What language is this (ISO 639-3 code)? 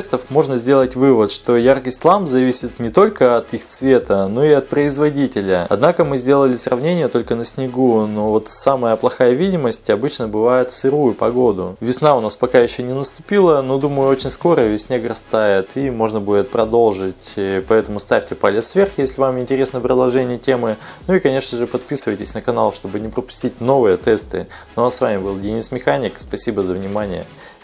rus